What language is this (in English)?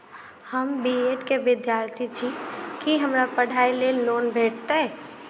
Maithili